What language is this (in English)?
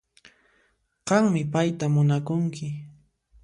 Puno Quechua